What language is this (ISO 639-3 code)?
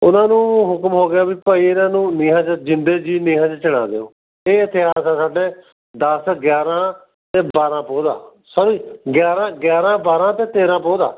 pan